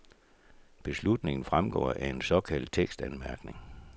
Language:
Danish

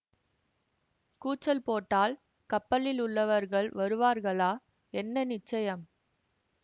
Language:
Tamil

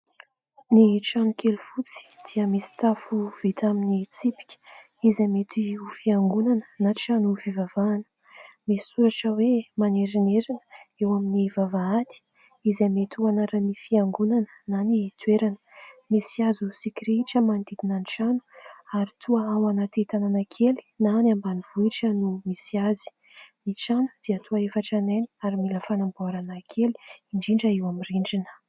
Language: Malagasy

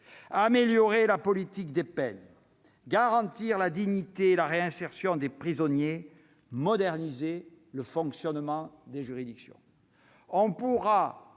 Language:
French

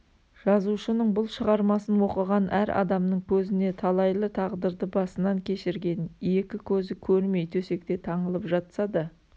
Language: Kazakh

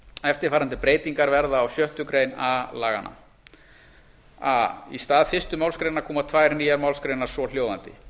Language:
Icelandic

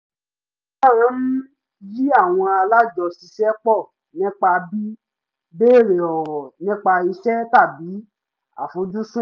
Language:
Yoruba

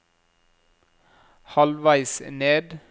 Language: Norwegian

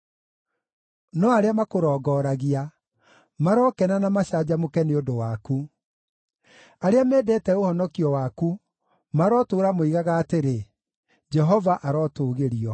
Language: Kikuyu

